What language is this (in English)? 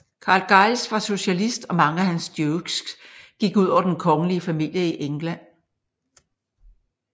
Danish